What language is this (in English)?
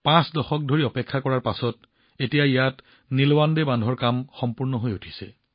Assamese